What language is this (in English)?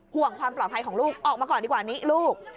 Thai